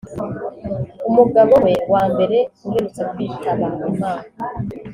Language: Kinyarwanda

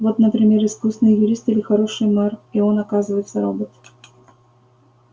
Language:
Russian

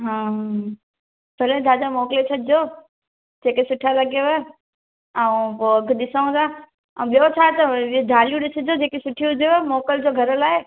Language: Sindhi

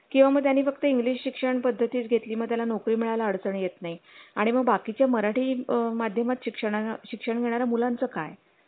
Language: Marathi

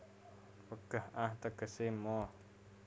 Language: Javanese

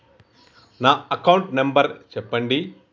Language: Telugu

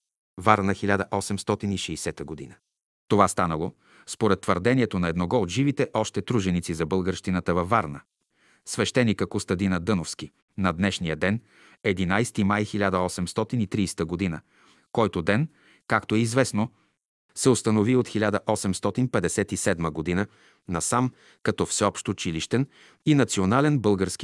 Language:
Bulgarian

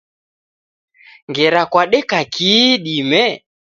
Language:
Taita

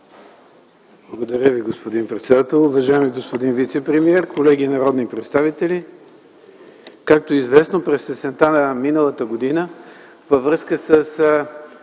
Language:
Bulgarian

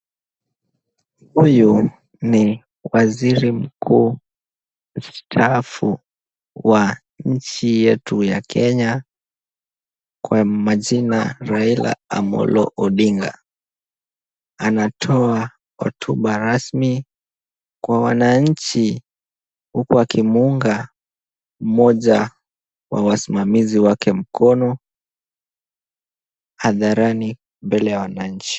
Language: Swahili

